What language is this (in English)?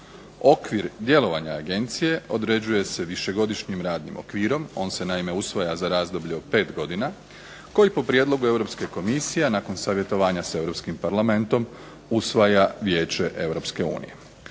Croatian